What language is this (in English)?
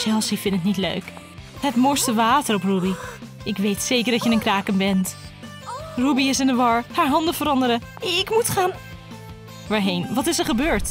Dutch